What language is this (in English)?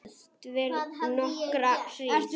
Icelandic